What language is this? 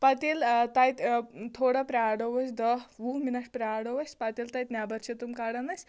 Kashmiri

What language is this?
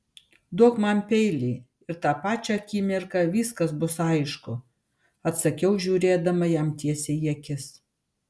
Lithuanian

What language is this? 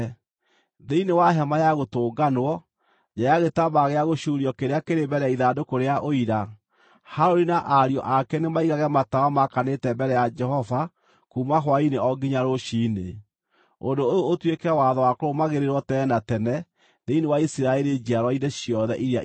Kikuyu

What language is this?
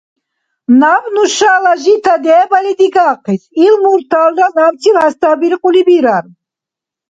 Dargwa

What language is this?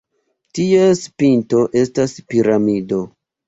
Esperanto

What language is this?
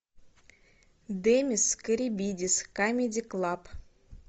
Russian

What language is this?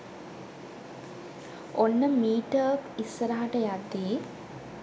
Sinhala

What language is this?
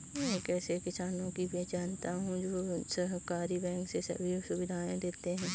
Hindi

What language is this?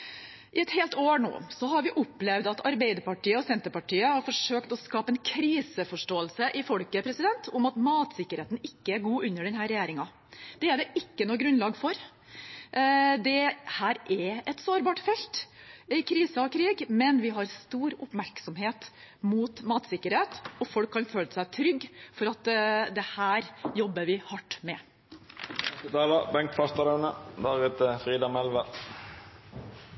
Norwegian Bokmål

